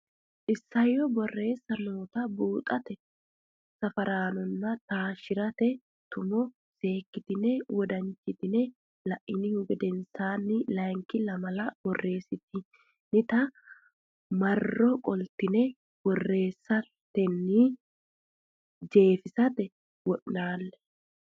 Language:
Sidamo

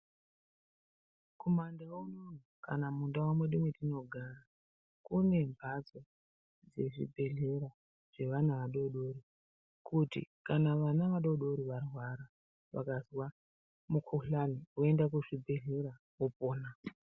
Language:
Ndau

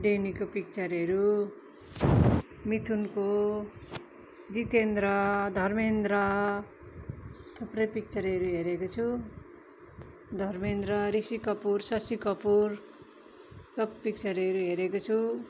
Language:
Nepali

